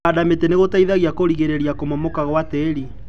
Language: Kikuyu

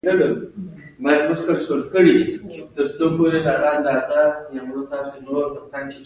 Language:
Pashto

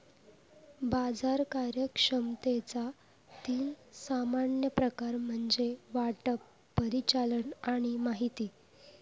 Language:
Marathi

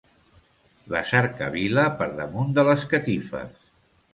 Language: Catalan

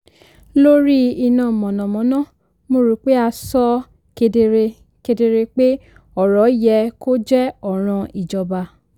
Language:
Yoruba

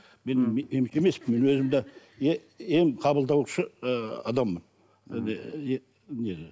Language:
Kazakh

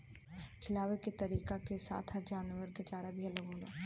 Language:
Bhojpuri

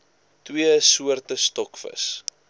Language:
Afrikaans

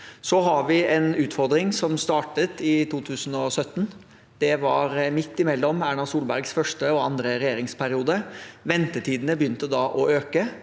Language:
Norwegian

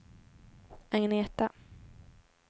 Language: Swedish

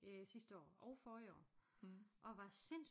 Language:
Danish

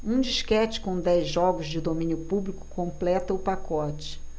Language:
Portuguese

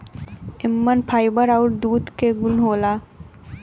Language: Bhojpuri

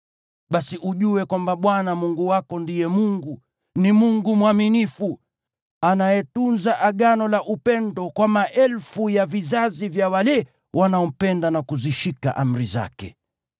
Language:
Swahili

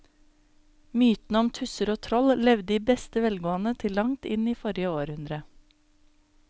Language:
Norwegian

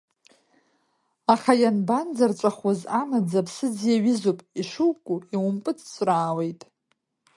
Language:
Abkhazian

